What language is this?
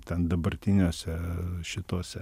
Lithuanian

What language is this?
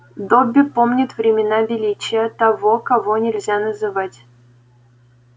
Russian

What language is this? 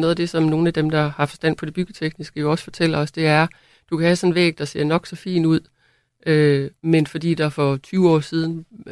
Danish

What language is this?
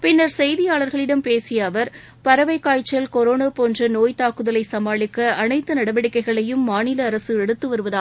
Tamil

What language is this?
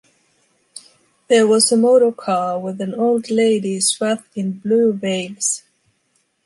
English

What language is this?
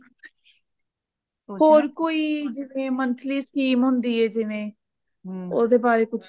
Punjabi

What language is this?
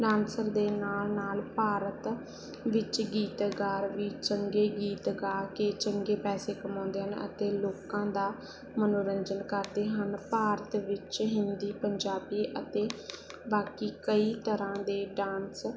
Punjabi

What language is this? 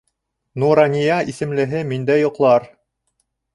Bashkir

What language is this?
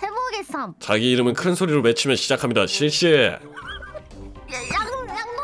Korean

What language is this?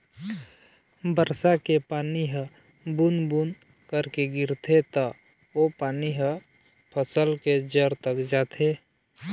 Chhattisgarhi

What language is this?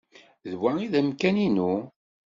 Kabyle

